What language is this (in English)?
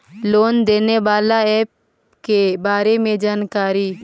Magahi